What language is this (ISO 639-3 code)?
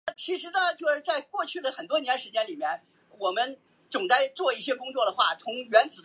zho